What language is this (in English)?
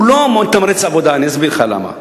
Hebrew